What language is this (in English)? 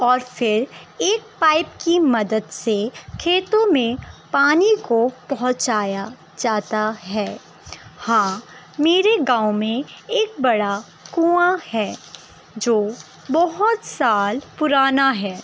Urdu